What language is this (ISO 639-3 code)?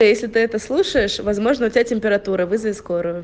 rus